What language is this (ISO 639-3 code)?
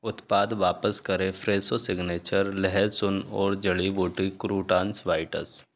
hin